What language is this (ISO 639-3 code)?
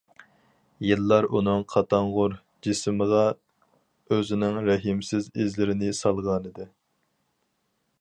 uig